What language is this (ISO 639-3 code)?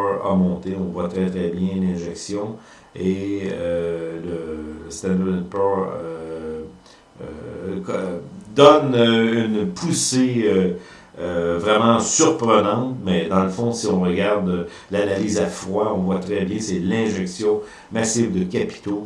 fra